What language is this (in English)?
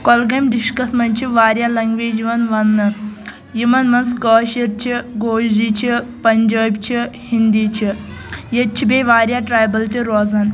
Kashmiri